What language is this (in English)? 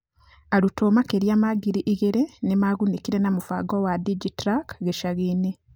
Kikuyu